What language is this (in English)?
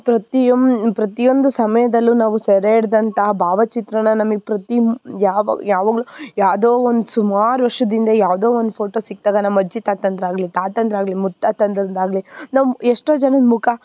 Kannada